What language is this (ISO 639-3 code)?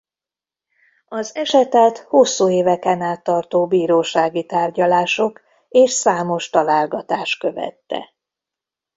hun